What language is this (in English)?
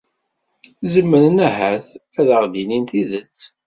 Kabyle